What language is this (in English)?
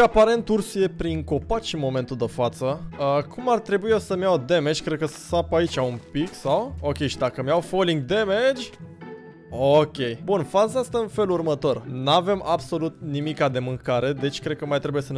Romanian